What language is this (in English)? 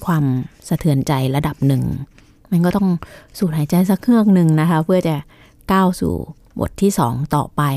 Thai